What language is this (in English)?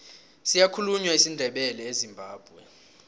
South Ndebele